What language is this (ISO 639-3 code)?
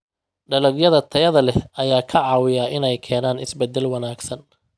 som